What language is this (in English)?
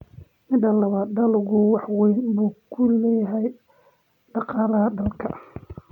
Somali